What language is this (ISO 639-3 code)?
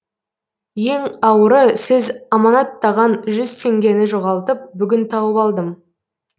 kaz